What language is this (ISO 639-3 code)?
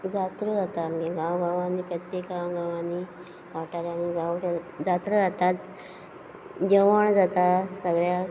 kok